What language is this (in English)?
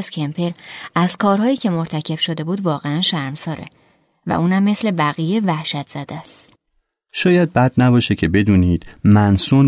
Persian